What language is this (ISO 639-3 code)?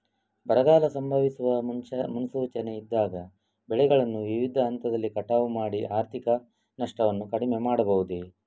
kan